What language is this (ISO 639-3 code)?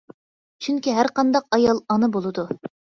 uig